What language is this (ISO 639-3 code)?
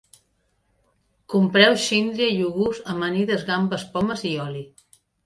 cat